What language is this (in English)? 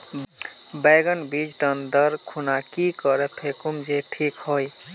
Magahi